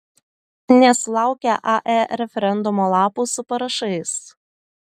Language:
Lithuanian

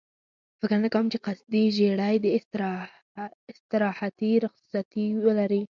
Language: Pashto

